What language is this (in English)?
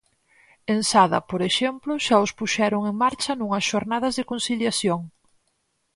Galician